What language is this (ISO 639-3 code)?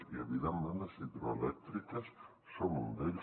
cat